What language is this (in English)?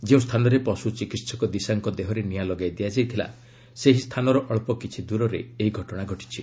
Odia